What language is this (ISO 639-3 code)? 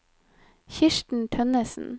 nor